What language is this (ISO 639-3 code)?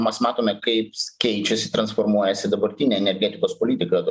lit